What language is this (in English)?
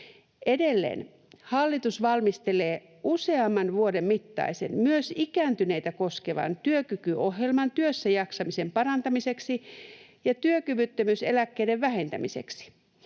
Finnish